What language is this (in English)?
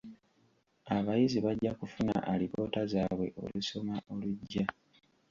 Ganda